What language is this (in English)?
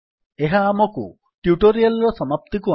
Odia